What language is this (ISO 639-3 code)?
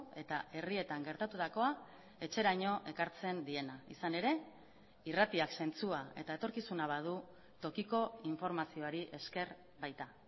eus